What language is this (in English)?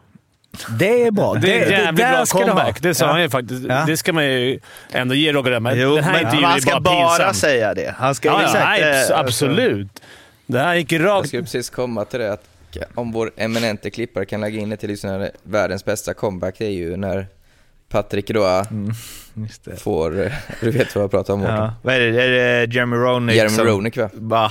Swedish